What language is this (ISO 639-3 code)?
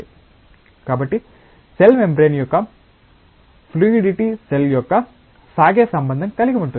tel